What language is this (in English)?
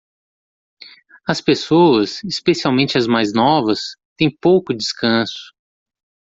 Portuguese